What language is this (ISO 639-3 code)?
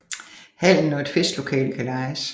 dan